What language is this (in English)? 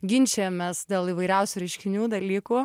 Lithuanian